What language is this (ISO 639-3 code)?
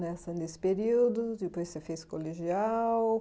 por